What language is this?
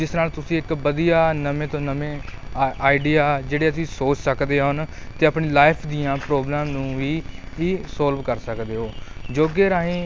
Punjabi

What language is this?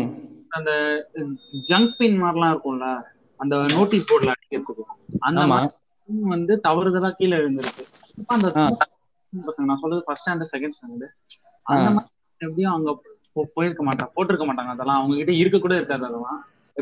Tamil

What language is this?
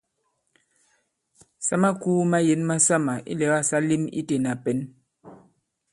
Bankon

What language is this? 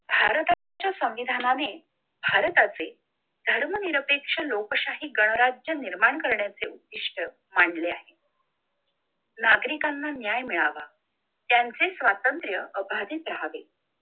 Marathi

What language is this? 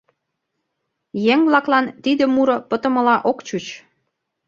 Mari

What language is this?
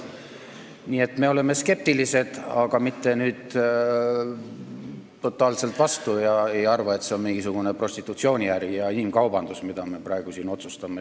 Estonian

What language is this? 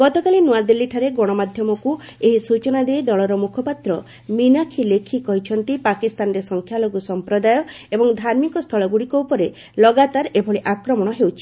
Odia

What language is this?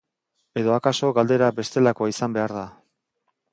Basque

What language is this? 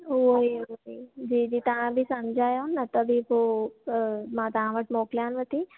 Sindhi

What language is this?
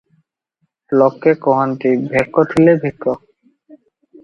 Odia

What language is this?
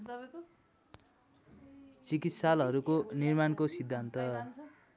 Nepali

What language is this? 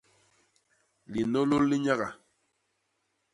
Basaa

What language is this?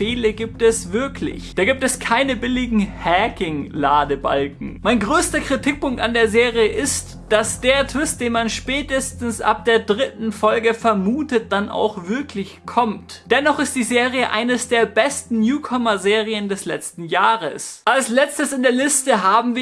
German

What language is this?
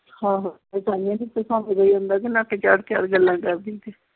Punjabi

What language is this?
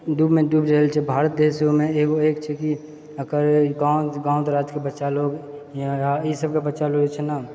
Maithili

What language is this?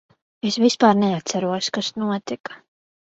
Latvian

